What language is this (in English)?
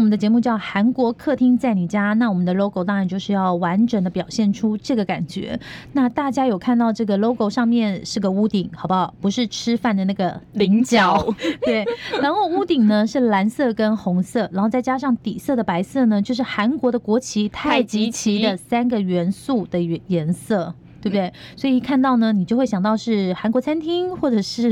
Chinese